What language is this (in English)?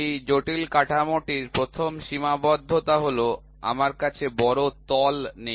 Bangla